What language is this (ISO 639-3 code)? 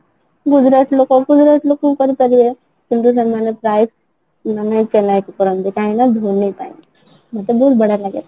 ori